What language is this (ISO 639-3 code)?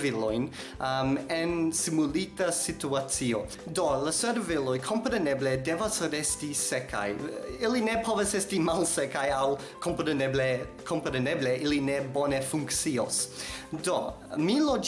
epo